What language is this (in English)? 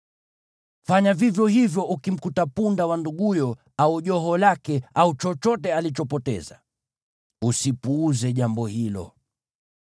Swahili